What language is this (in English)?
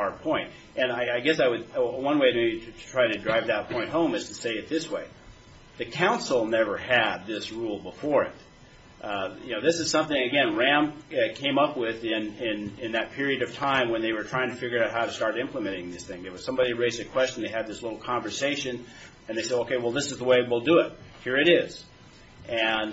English